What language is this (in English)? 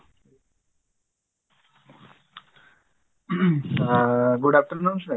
Odia